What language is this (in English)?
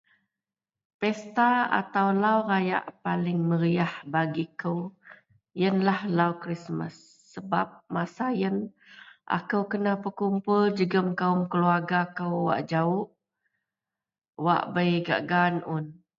Central Melanau